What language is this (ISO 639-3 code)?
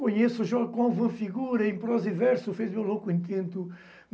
por